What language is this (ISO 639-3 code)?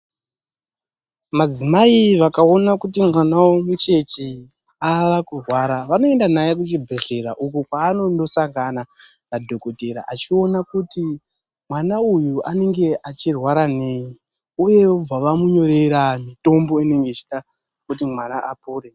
ndc